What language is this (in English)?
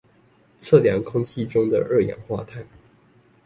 Chinese